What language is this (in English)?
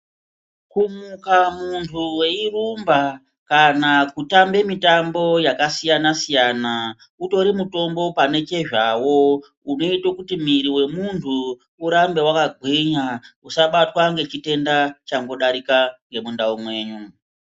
Ndau